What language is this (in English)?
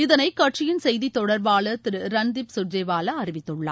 Tamil